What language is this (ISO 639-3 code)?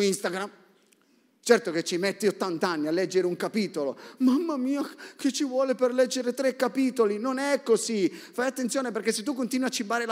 ita